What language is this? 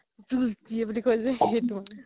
Assamese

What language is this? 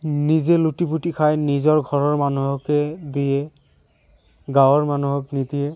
Assamese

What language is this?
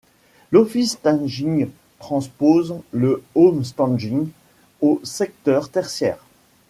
French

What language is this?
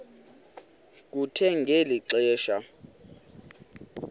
Xhosa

